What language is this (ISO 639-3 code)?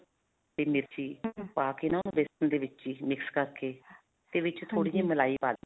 pan